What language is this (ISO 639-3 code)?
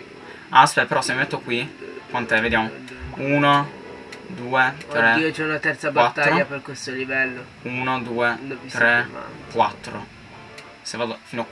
ita